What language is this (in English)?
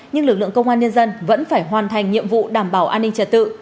Vietnamese